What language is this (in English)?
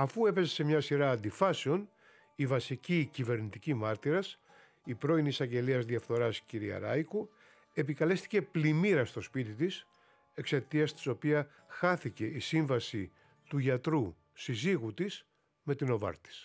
Greek